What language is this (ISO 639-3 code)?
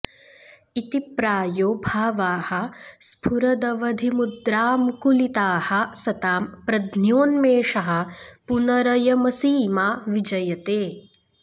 san